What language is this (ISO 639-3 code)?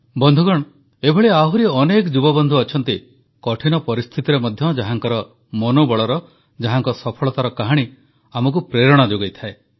ori